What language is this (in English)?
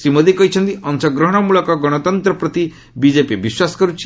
Odia